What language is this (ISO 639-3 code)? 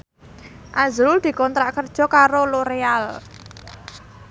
jav